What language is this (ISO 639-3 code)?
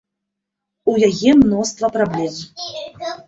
bel